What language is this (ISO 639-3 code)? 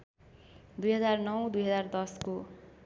nep